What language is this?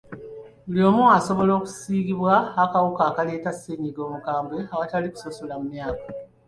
Ganda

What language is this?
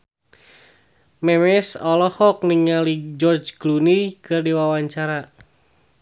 Sundanese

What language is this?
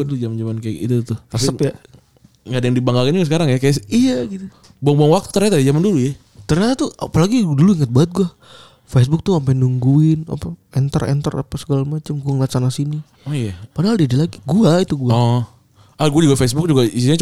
Indonesian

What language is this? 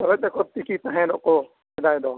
Santali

